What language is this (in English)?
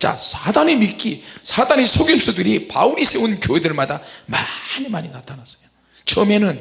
Korean